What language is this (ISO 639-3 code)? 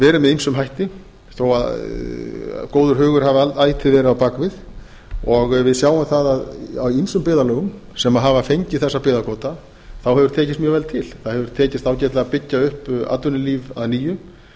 isl